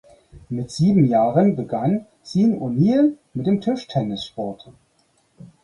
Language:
German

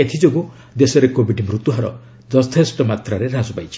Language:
Odia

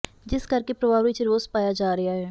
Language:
Punjabi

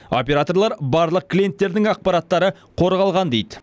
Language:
Kazakh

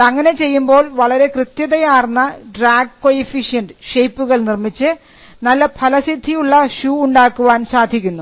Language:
Malayalam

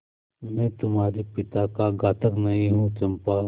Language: Hindi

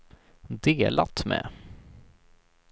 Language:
Swedish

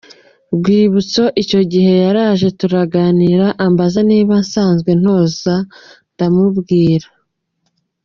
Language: Kinyarwanda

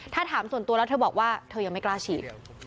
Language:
Thai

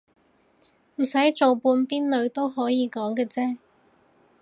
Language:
Cantonese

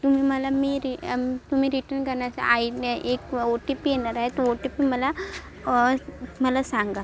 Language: Marathi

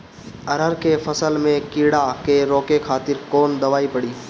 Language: Bhojpuri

